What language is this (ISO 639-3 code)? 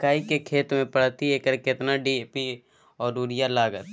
mai